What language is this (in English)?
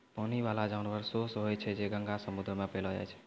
Maithili